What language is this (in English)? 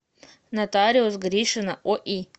Russian